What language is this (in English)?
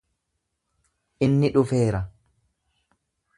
Oromo